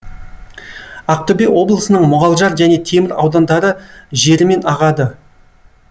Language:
Kazakh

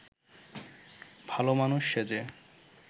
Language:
Bangla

